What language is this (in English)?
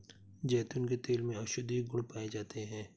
Hindi